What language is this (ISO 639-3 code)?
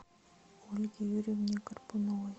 rus